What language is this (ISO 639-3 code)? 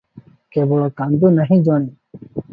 ori